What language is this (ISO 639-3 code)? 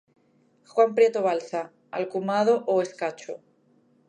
glg